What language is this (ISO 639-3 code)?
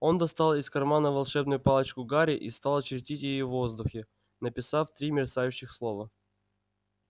rus